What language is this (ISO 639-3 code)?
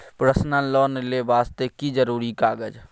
mai